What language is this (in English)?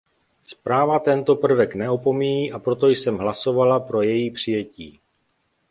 Czech